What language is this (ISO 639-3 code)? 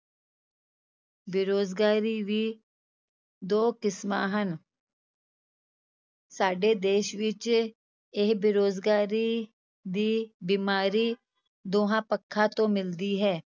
pan